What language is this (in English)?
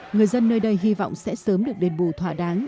Vietnamese